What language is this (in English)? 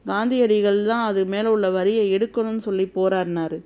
Tamil